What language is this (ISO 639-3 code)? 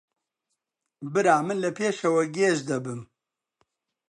ckb